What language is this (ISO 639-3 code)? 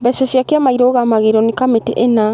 kik